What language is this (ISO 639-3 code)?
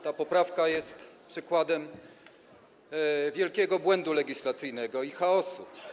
pol